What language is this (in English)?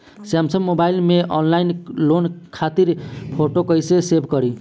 Bhojpuri